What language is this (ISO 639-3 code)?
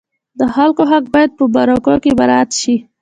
pus